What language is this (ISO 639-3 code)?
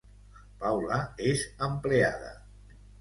cat